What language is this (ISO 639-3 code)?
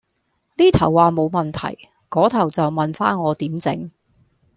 yue